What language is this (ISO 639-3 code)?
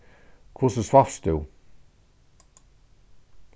fao